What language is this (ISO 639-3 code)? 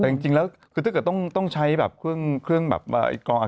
tha